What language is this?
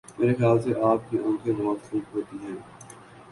Urdu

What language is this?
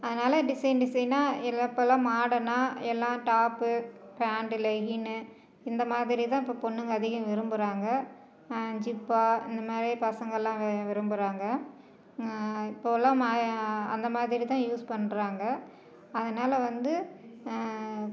Tamil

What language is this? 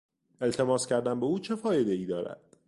Persian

